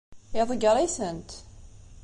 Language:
Kabyle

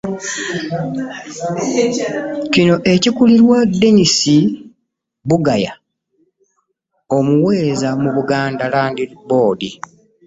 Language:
Ganda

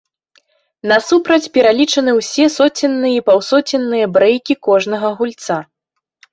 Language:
Belarusian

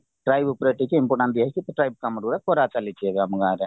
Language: Odia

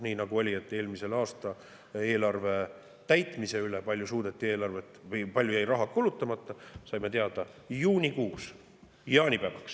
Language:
Estonian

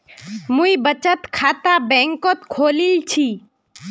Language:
Magahi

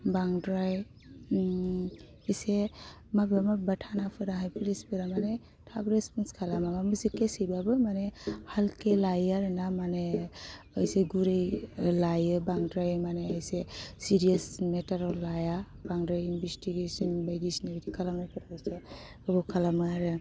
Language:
Bodo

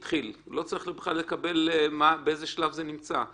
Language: Hebrew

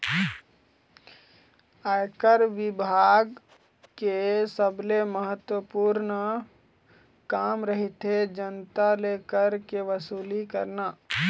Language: Chhattisgarhi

